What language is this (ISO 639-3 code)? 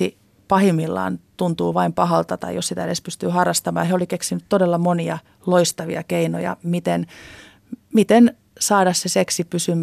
fin